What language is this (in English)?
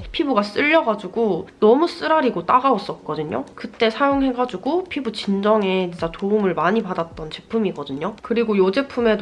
Korean